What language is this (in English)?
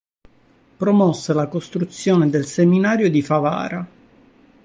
Italian